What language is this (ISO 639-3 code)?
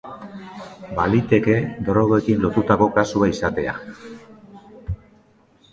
eus